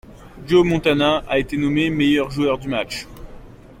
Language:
French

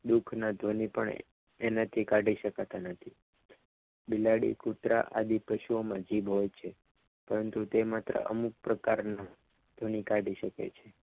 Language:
Gujarati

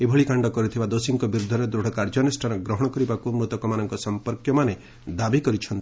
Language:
Odia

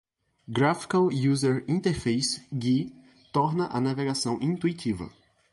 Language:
Portuguese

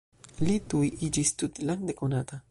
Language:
Esperanto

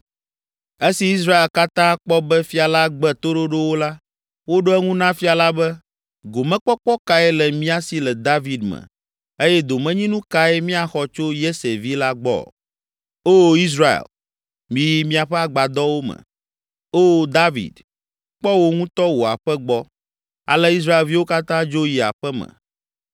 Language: Ewe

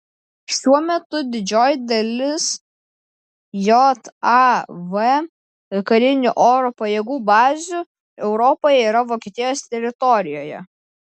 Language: Lithuanian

